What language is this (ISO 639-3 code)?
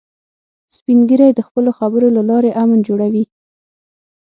pus